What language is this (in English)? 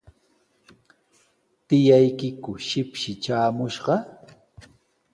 Sihuas Ancash Quechua